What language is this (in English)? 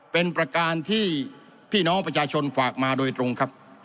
Thai